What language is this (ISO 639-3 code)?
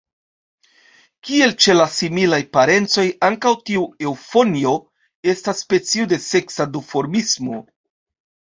epo